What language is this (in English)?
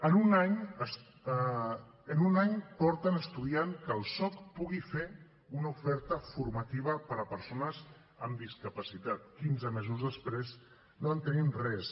Catalan